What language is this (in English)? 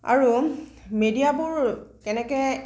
Assamese